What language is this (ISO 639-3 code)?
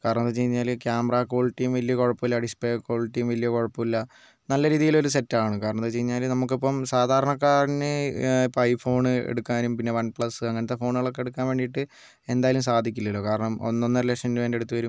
mal